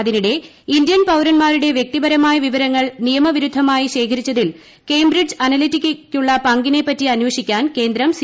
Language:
Malayalam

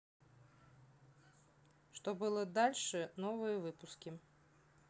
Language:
Russian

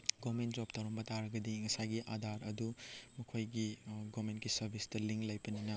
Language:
Manipuri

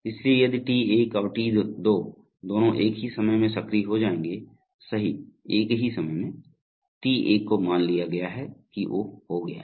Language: Hindi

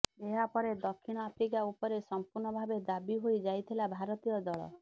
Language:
Odia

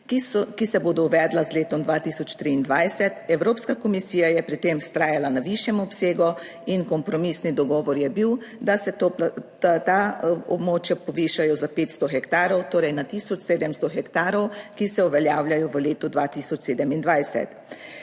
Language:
Slovenian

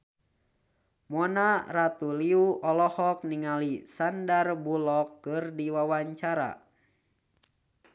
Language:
Sundanese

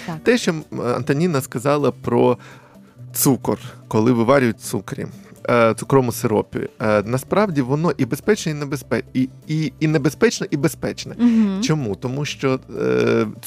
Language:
Ukrainian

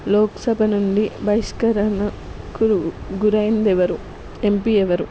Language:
Telugu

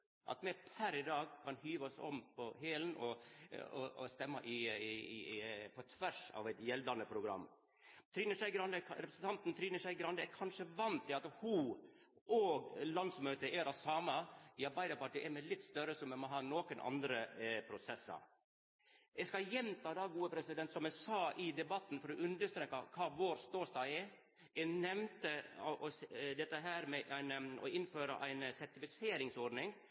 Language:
Norwegian Nynorsk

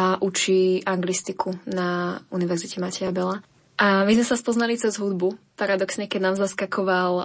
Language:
Slovak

